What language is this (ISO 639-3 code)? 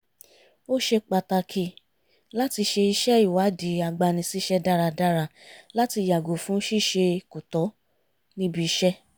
yor